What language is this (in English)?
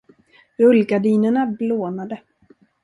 Swedish